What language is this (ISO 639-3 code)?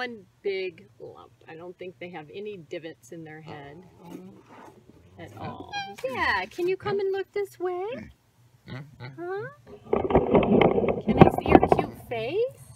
eng